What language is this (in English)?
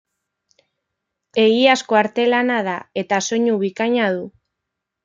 Basque